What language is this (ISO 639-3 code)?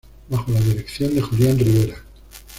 spa